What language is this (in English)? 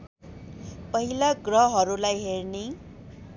Nepali